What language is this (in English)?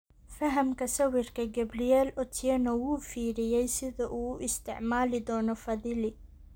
Somali